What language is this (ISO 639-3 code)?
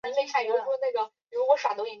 zho